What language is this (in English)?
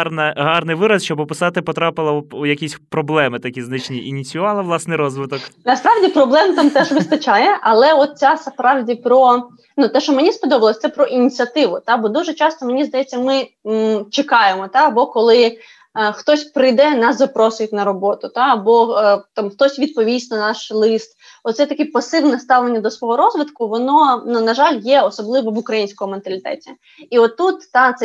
Ukrainian